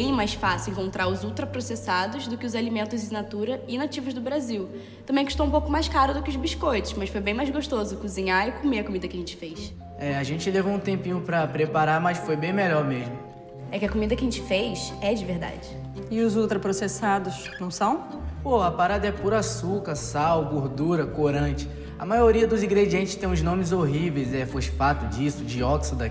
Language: Portuguese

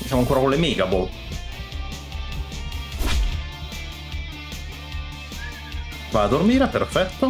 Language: Italian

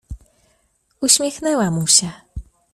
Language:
Polish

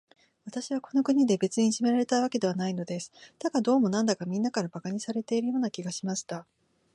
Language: Japanese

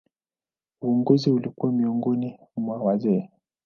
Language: Swahili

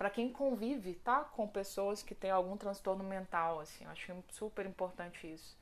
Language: Portuguese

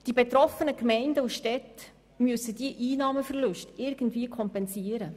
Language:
Swiss German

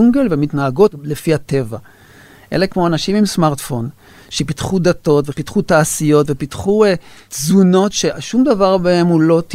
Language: Hebrew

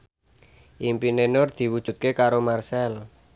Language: Javanese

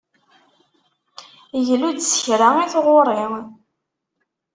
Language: Kabyle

